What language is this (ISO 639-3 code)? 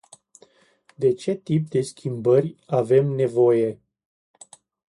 ron